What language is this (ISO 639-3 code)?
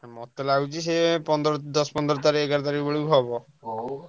ori